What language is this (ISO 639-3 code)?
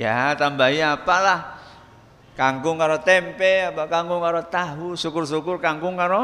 ind